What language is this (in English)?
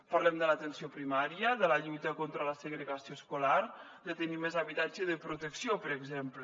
Catalan